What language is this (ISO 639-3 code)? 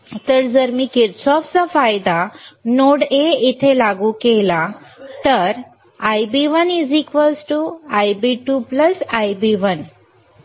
mar